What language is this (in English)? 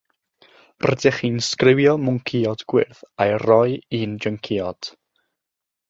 Welsh